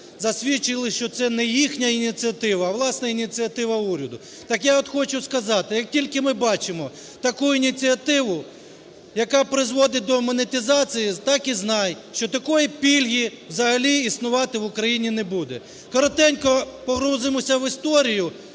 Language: Ukrainian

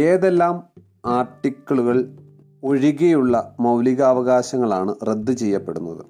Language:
Malayalam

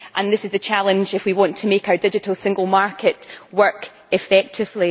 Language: English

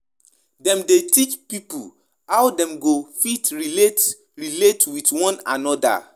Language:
Nigerian Pidgin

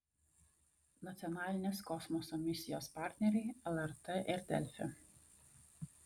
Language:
Lithuanian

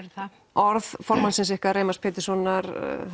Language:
Icelandic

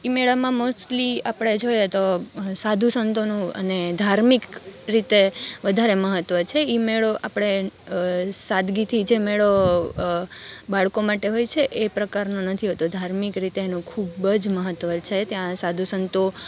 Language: Gujarati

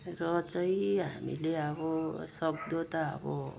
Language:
Nepali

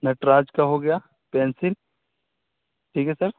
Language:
Urdu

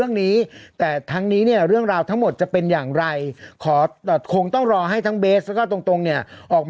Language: Thai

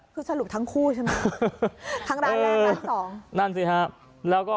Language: Thai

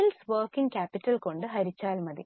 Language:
Malayalam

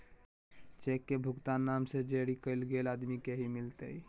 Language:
Magahi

